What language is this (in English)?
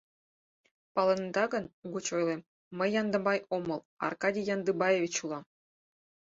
Mari